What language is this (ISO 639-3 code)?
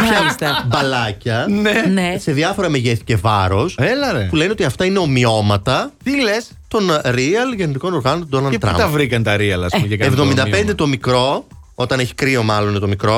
ell